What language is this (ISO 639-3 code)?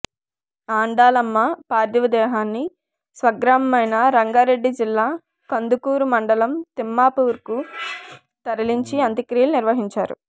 tel